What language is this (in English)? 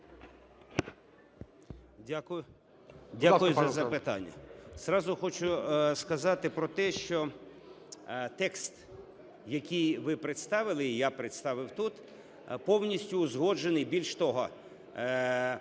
Ukrainian